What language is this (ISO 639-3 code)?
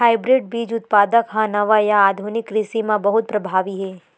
hne